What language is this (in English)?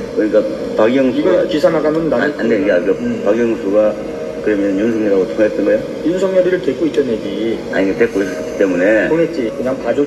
Korean